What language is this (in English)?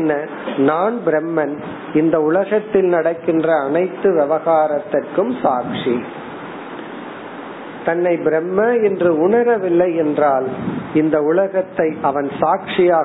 Tamil